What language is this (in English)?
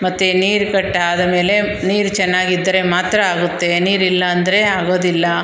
Kannada